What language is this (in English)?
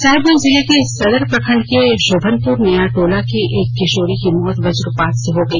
Hindi